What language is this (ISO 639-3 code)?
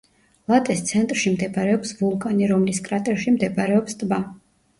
kat